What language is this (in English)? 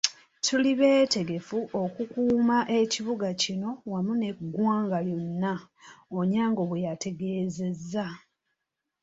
Ganda